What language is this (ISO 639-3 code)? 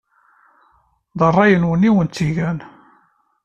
kab